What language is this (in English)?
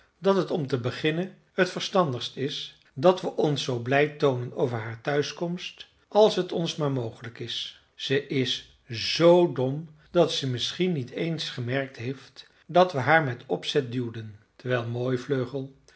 Dutch